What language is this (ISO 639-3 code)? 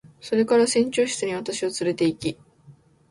jpn